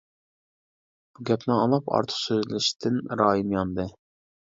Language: Uyghur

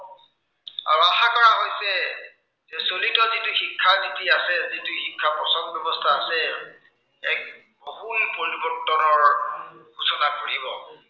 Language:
Assamese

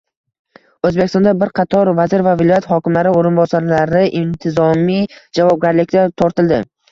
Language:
Uzbek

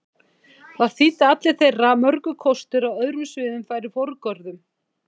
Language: Icelandic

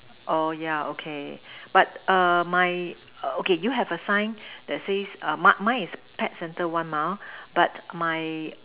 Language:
English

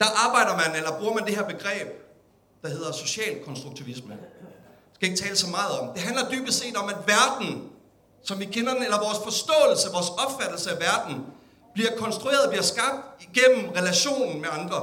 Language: Danish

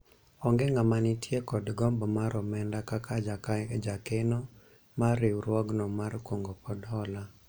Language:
Luo (Kenya and Tanzania)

